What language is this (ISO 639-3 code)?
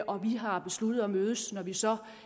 dan